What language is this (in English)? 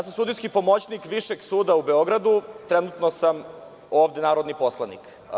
Serbian